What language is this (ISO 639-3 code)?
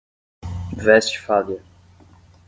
por